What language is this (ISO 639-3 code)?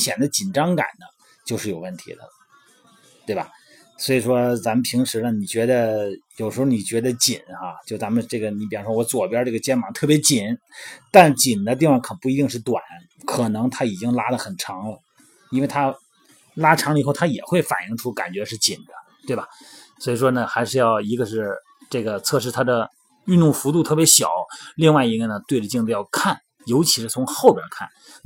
zho